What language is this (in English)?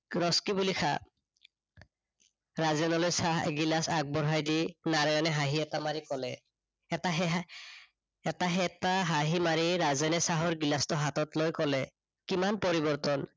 Assamese